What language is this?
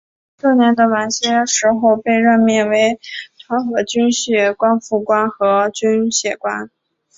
Chinese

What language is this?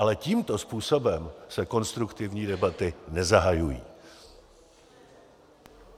Czech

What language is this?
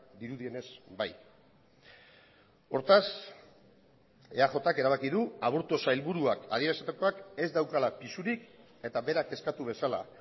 Basque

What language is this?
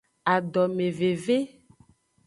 Aja (Benin)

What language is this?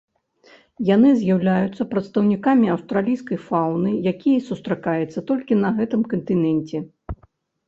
Belarusian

